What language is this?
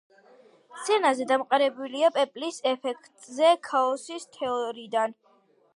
Georgian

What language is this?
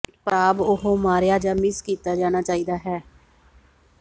Punjabi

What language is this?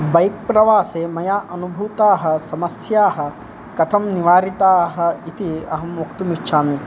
Sanskrit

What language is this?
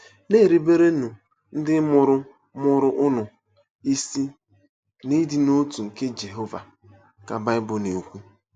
Igbo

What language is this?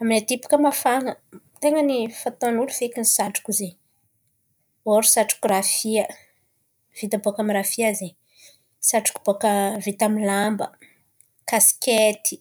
Antankarana Malagasy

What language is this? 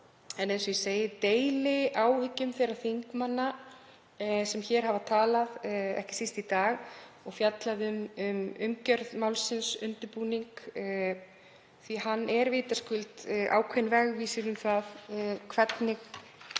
Icelandic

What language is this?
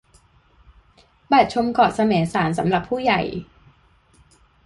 Thai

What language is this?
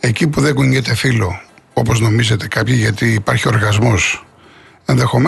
Greek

